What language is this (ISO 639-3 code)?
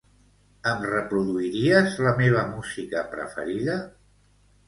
cat